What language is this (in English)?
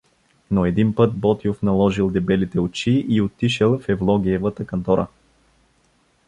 Bulgarian